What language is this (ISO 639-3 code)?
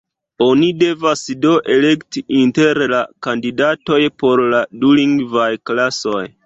epo